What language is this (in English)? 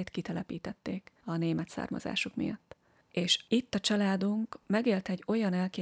Hungarian